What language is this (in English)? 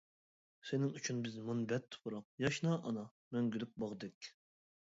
Uyghur